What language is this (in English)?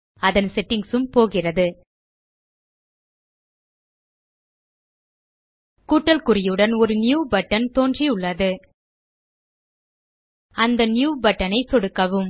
Tamil